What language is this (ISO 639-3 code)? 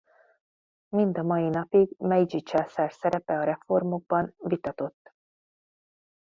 hun